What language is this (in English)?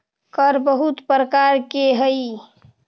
Magahi